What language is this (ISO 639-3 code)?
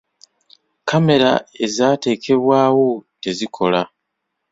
lug